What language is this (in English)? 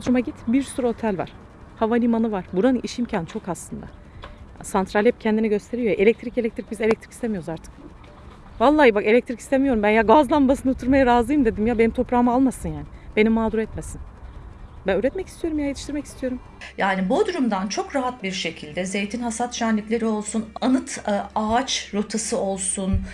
Turkish